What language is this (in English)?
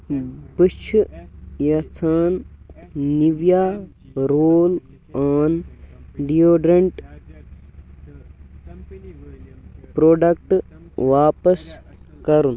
Kashmiri